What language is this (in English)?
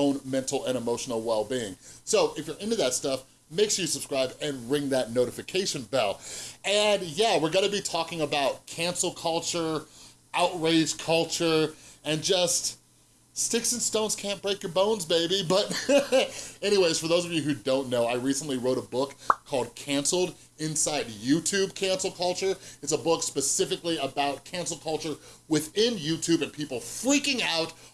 English